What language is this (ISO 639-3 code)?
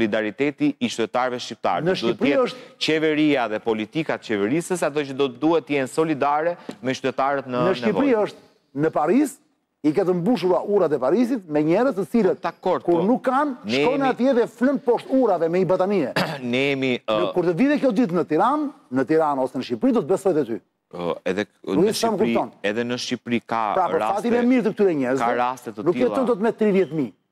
ron